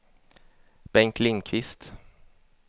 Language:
Swedish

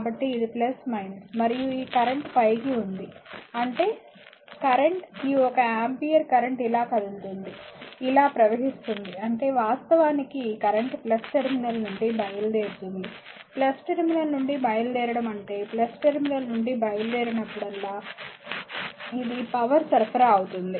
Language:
Telugu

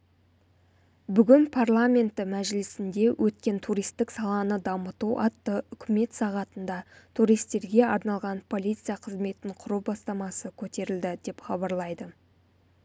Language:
Kazakh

